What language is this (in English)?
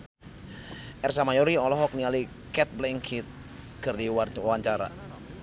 Sundanese